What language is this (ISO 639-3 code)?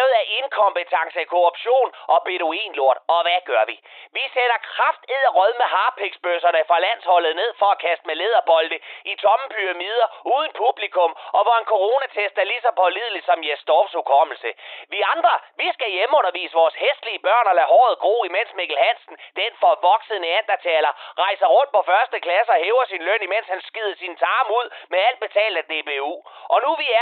dan